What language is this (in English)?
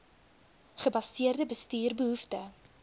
Afrikaans